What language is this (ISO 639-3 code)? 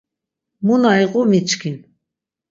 lzz